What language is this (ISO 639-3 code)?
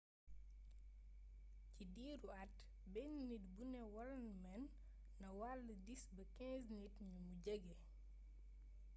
wol